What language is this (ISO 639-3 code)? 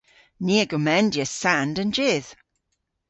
cor